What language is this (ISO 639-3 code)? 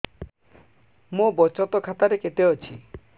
ori